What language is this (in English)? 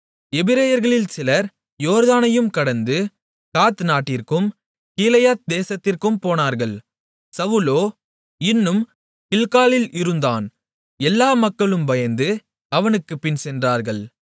Tamil